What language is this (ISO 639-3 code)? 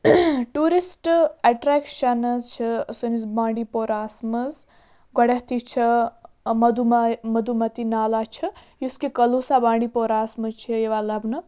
kas